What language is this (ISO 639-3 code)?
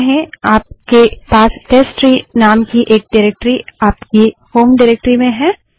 hin